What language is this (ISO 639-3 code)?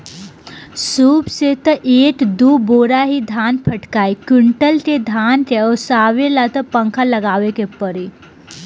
bho